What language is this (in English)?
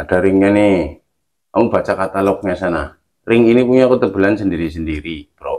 Indonesian